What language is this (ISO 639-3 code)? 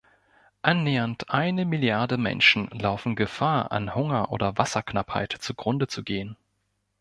deu